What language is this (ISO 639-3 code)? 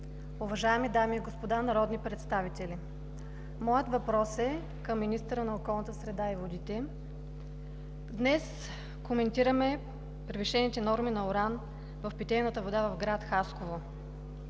bul